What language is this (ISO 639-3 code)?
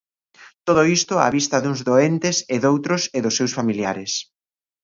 glg